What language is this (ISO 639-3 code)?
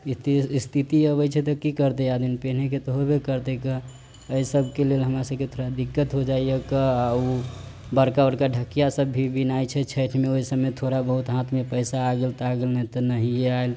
mai